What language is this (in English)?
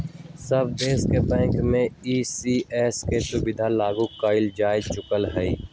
Magahi